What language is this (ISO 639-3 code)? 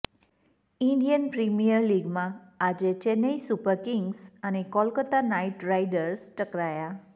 guj